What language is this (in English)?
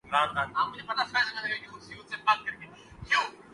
Urdu